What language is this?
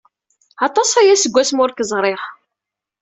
Kabyle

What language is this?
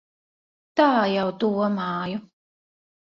Latvian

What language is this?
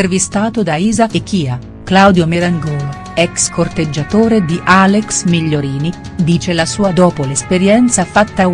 Italian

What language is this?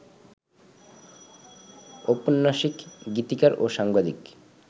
Bangla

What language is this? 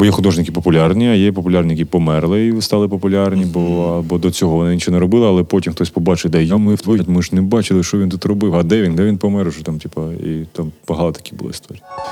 Ukrainian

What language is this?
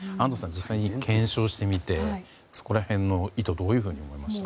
Japanese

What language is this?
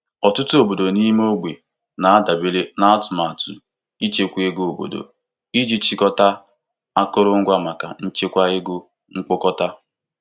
Igbo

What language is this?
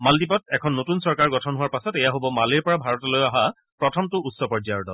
Assamese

